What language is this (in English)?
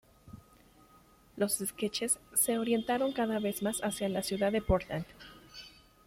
Spanish